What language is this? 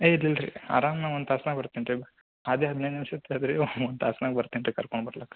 Kannada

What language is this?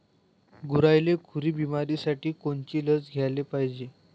Marathi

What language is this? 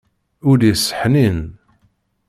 Kabyle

